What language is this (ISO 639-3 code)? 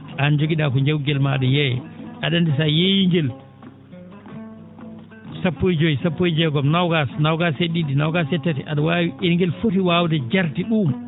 ful